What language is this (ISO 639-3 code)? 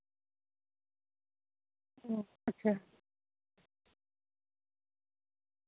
sat